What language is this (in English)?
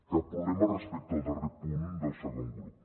Catalan